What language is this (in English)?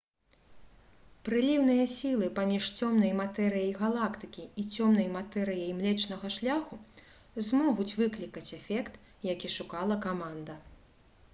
Belarusian